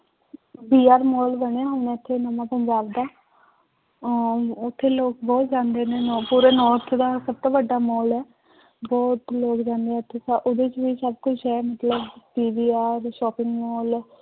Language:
Punjabi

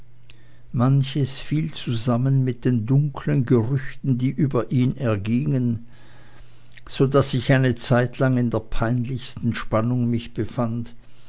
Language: German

